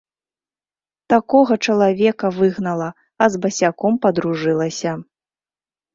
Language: Belarusian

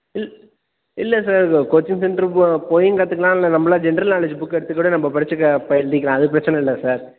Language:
Tamil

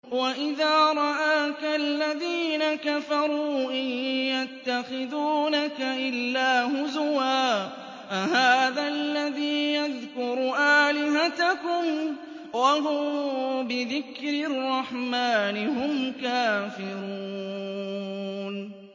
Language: Arabic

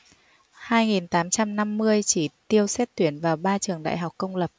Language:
Vietnamese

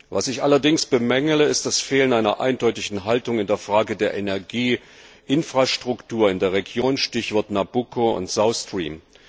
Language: German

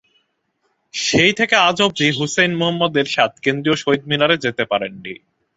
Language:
Bangla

